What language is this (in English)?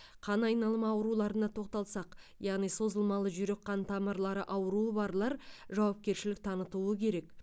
Kazakh